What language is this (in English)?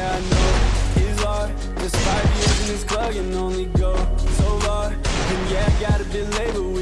English